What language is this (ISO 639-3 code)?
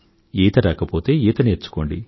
tel